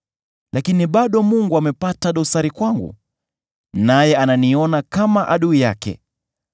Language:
Swahili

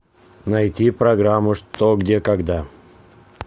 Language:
Russian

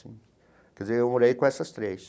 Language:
Portuguese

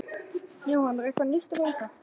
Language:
Icelandic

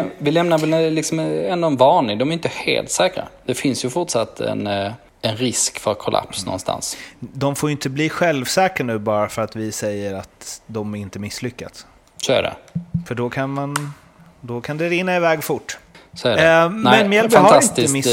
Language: Swedish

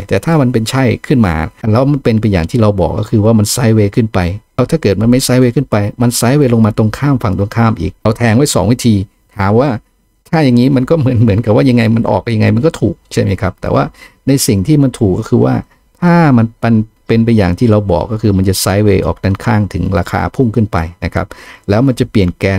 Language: Thai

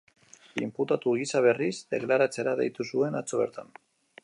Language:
Basque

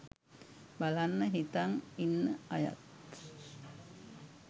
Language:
Sinhala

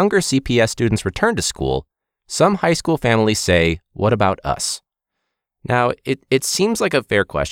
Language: English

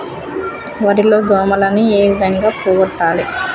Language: Telugu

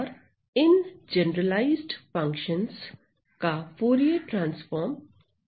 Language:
Hindi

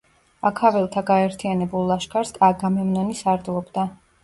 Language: Georgian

